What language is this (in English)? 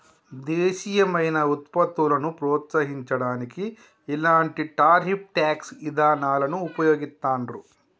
Telugu